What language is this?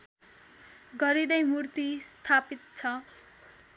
Nepali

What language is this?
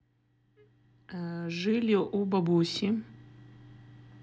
Russian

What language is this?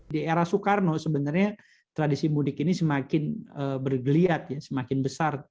Indonesian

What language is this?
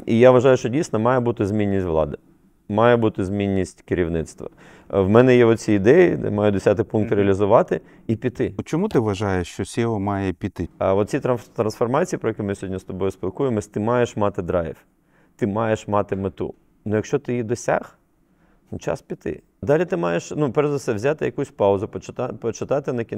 Ukrainian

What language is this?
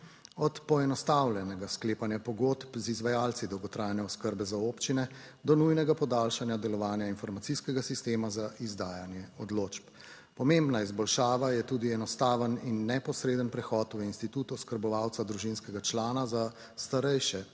Slovenian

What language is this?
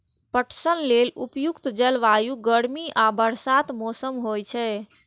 Maithili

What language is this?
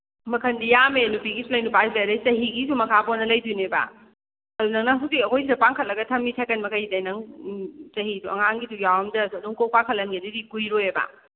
Manipuri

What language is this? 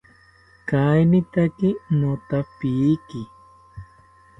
South Ucayali Ashéninka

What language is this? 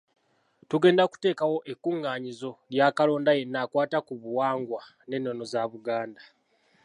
Ganda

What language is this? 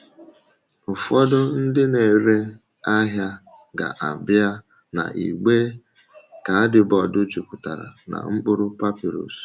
Igbo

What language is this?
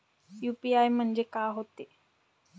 Marathi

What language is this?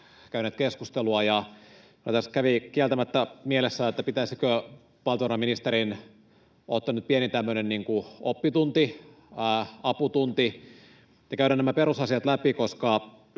Finnish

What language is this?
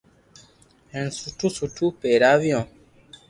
Loarki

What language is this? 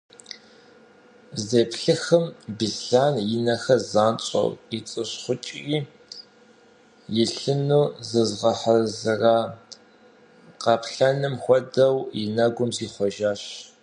Kabardian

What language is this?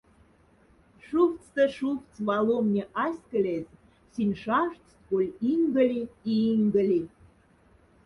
Moksha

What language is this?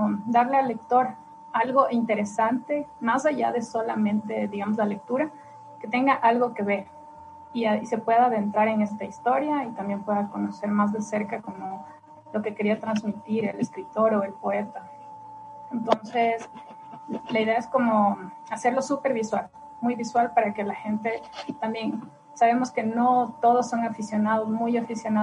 Spanish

